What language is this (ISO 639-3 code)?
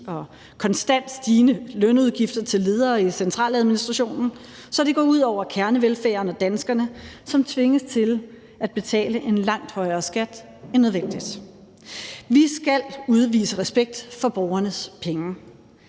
dan